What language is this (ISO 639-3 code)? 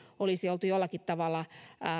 fin